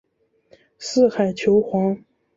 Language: Chinese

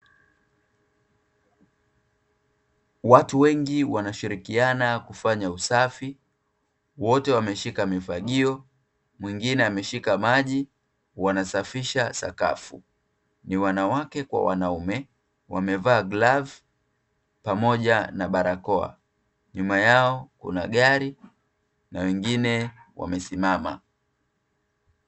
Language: Swahili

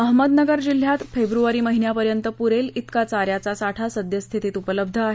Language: Marathi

